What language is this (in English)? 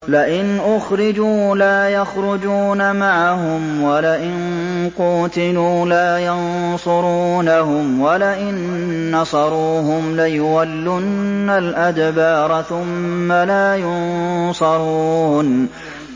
Arabic